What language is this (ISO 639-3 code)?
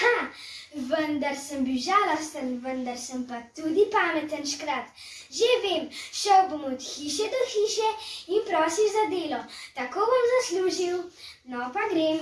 slv